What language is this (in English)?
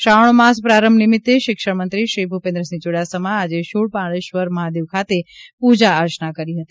Gujarati